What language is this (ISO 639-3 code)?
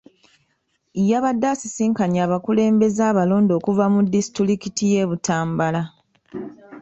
lug